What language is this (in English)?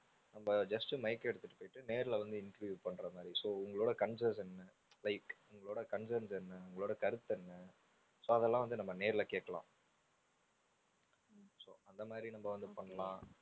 Tamil